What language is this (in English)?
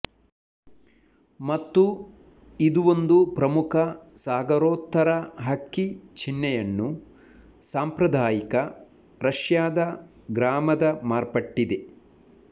Kannada